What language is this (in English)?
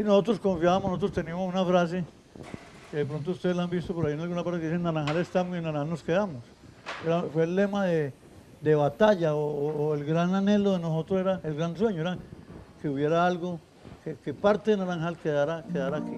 Spanish